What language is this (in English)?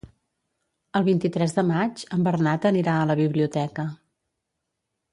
Catalan